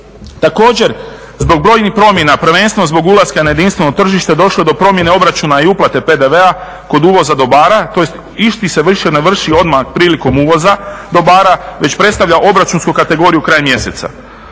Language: Croatian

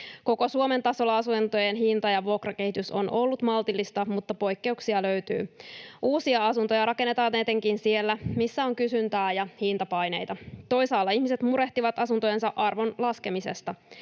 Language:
Finnish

